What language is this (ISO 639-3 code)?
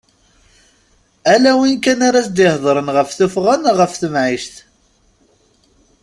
kab